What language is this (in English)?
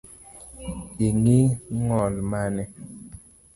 Luo (Kenya and Tanzania)